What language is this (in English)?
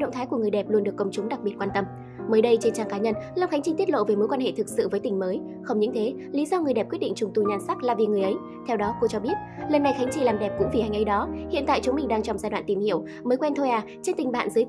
Vietnamese